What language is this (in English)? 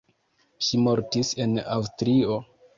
Esperanto